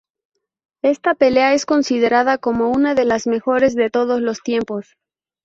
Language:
Spanish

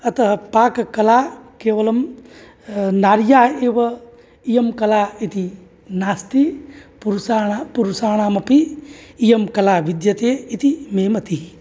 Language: Sanskrit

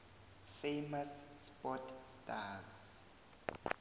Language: South Ndebele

